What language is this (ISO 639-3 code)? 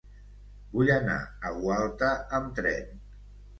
cat